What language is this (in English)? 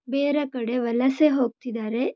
Kannada